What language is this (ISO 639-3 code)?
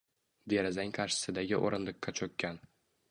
uzb